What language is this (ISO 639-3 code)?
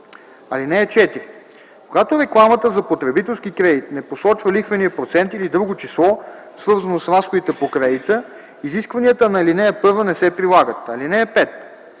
bul